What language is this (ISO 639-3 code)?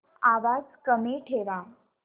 mar